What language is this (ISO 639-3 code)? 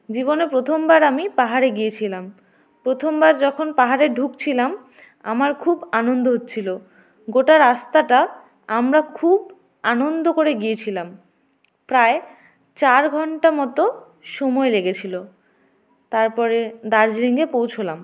ben